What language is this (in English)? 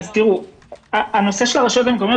Hebrew